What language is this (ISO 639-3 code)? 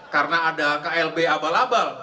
ind